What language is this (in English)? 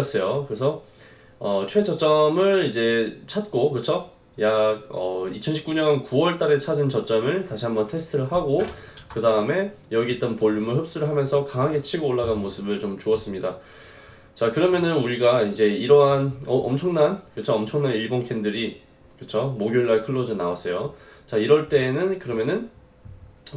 Korean